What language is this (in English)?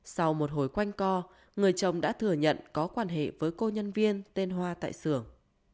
Vietnamese